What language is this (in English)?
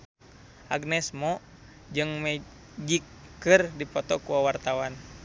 Sundanese